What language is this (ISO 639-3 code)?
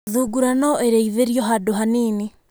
kik